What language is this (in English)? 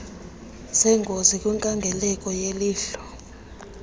Xhosa